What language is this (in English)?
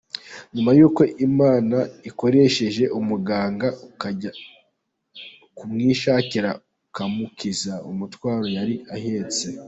Kinyarwanda